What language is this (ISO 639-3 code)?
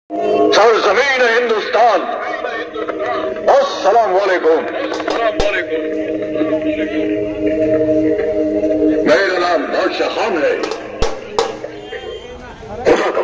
ara